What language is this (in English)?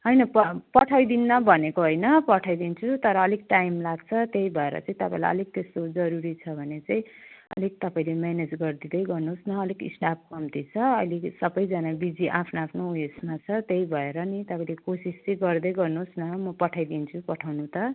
Nepali